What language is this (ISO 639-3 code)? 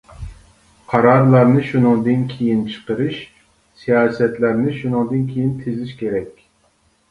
uig